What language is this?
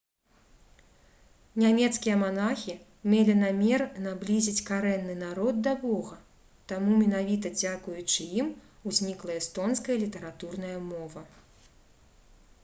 Belarusian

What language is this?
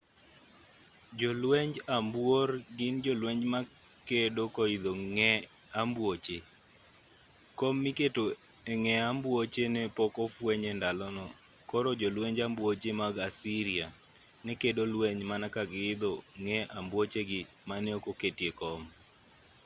Luo (Kenya and Tanzania)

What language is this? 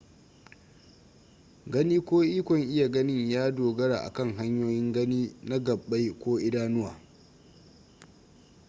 Hausa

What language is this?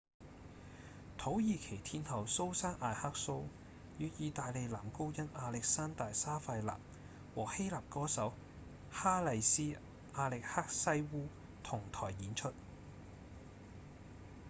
Cantonese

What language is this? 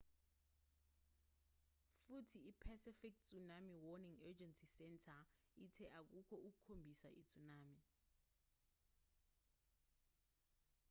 Zulu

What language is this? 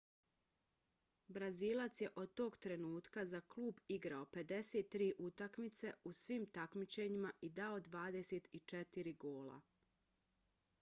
Bosnian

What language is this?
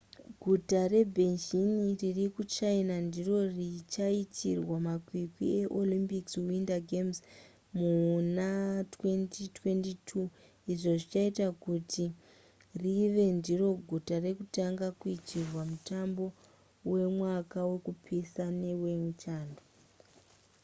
Shona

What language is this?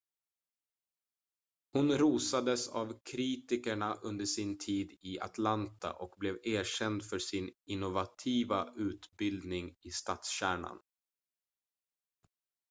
Swedish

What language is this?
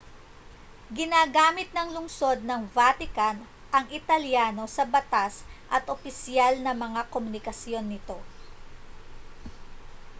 Filipino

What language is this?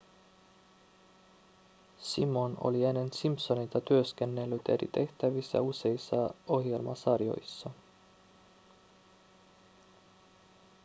Finnish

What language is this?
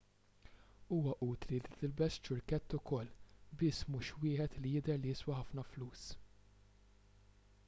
Maltese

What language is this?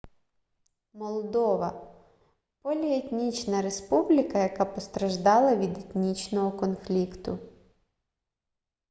Ukrainian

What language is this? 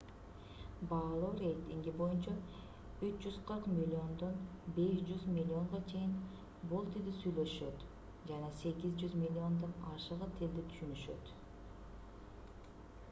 Kyrgyz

